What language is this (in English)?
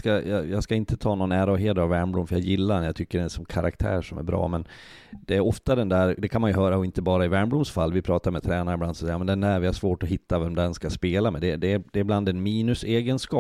Swedish